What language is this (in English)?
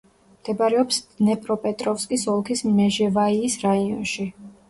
Georgian